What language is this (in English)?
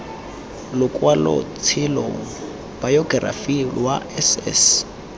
Tswana